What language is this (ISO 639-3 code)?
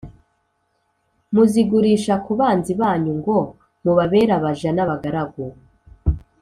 kin